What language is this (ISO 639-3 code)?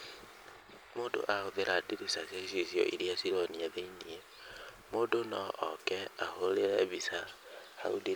kik